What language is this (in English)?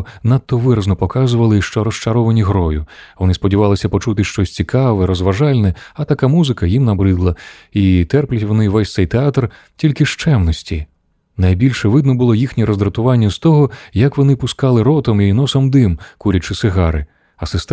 Ukrainian